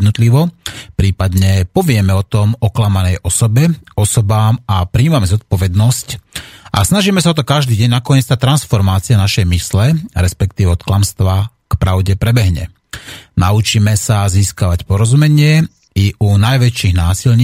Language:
Slovak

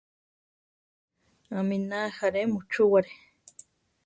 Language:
Central Tarahumara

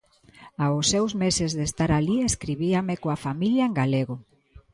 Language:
Galician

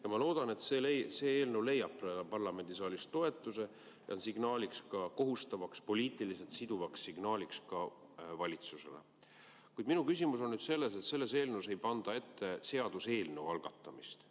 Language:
Estonian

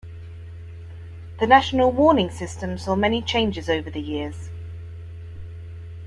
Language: English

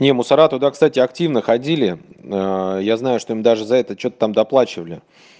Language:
Russian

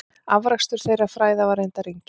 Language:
Icelandic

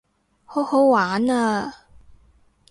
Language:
Cantonese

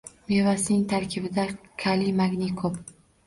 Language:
Uzbek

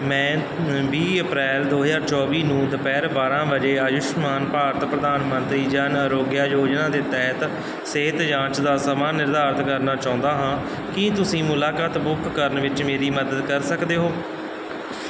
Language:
Punjabi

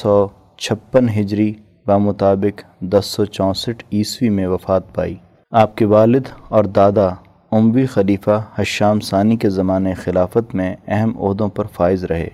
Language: Urdu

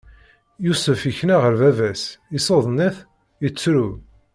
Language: Kabyle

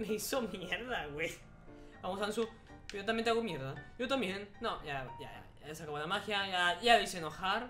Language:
Spanish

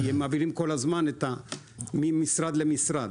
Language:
Hebrew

